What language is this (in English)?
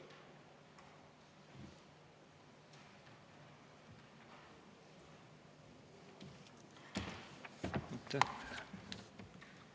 Estonian